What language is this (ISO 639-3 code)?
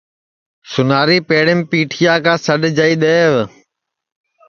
ssi